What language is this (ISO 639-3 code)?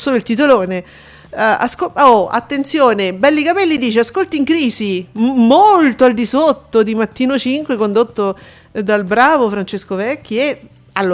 ita